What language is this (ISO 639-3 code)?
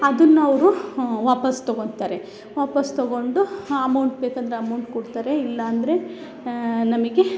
kan